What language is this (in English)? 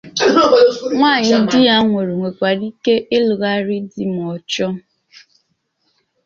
Igbo